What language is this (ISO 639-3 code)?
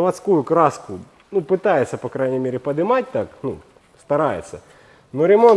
rus